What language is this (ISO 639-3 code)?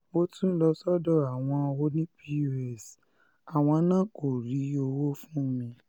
yor